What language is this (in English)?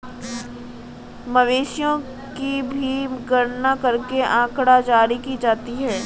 Hindi